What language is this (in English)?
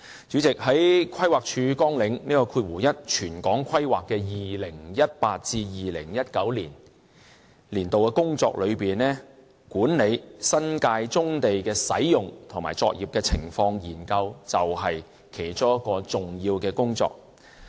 Cantonese